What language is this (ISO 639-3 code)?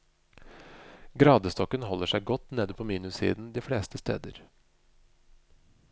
nor